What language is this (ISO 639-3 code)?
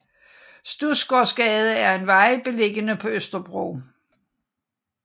dan